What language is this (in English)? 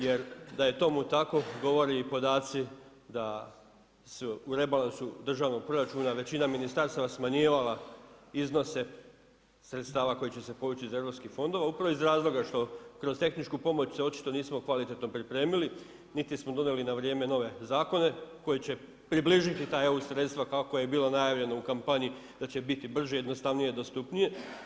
Croatian